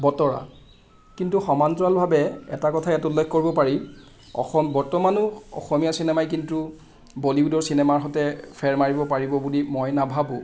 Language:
Assamese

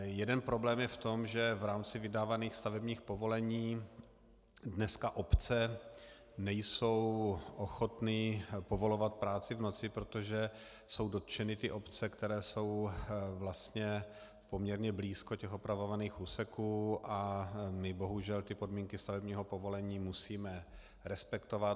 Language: Czech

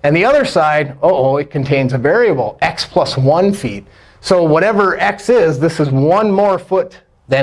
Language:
English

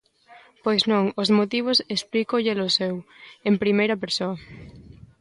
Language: Galician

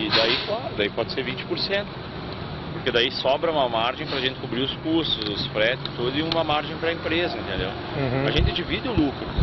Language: Portuguese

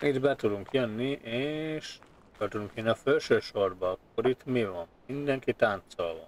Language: Hungarian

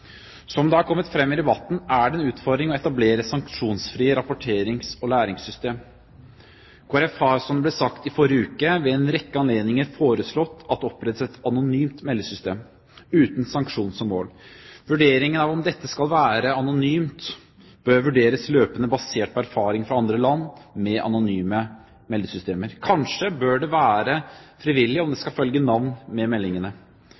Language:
Norwegian Bokmål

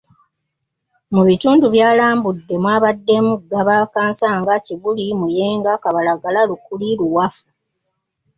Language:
Ganda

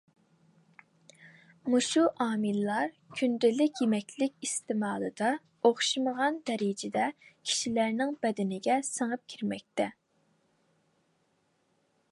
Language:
Uyghur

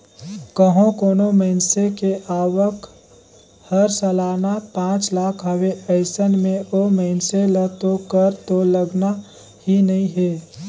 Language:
Chhattisgarhi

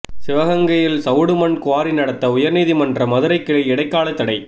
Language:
Tamil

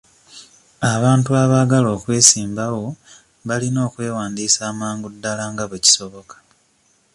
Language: Ganda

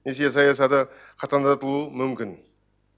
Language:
Kazakh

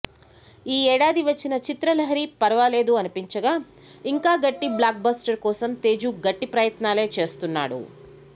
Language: Telugu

